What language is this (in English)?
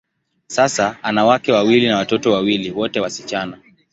Swahili